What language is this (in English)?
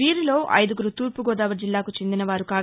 Telugu